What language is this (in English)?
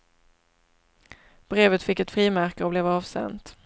Swedish